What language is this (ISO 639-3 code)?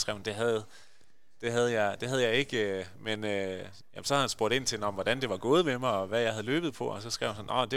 dan